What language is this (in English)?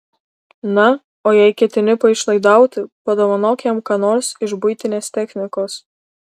Lithuanian